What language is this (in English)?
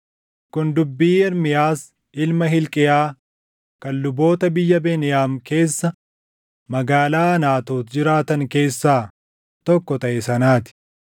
Oromo